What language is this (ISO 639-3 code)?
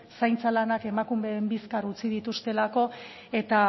eus